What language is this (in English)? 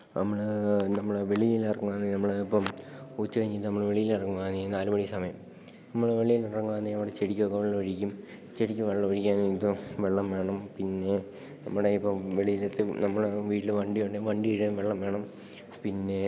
Malayalam